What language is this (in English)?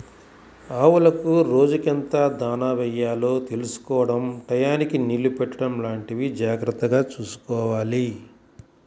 Telugu